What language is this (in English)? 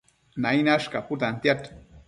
Matsés